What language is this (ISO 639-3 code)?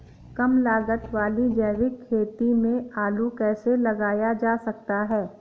hin